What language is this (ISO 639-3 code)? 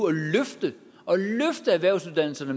dan